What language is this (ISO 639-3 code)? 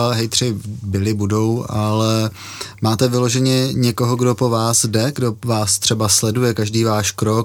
ces